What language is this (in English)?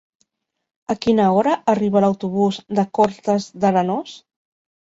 Catalan